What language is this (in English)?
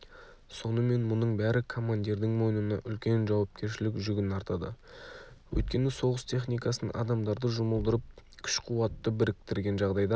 Kazakh